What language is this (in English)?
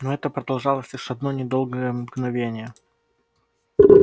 Russian